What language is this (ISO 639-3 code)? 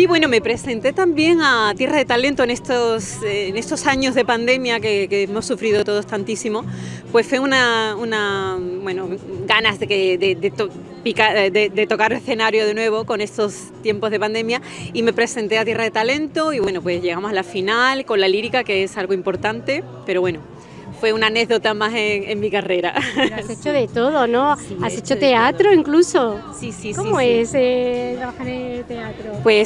spa